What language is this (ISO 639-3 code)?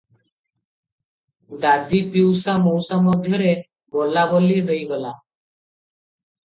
ori